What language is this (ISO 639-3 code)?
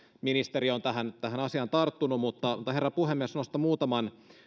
fin